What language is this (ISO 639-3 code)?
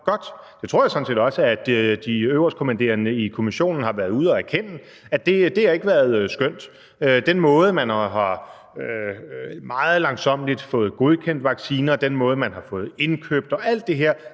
dan